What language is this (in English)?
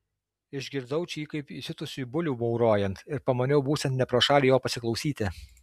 Lithuanian